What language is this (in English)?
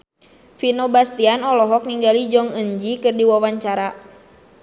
Sundanese